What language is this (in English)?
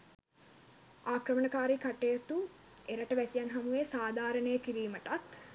Sinhala